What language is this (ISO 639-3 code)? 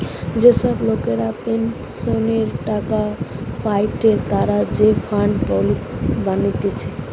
ben